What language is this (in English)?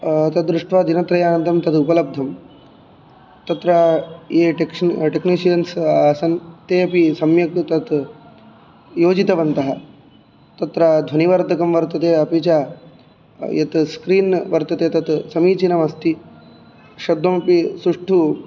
Sanskrit